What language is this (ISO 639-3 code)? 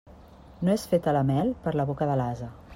cat